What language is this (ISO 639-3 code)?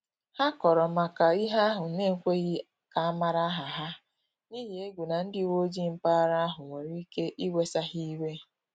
ibo